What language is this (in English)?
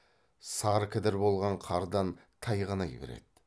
Kazakh